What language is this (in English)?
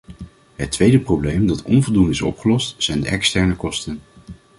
Dutch